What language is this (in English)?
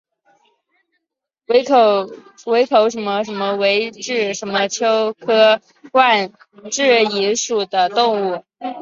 Chinese